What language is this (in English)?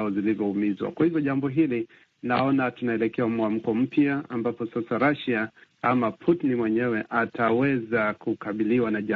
Swahili